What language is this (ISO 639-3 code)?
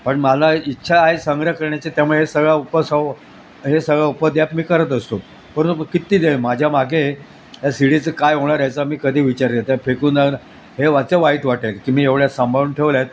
mar